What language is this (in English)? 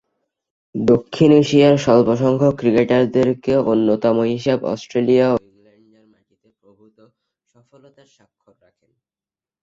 Bangla